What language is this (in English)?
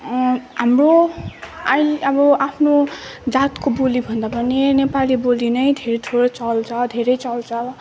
Nepali